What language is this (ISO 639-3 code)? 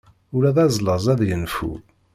kab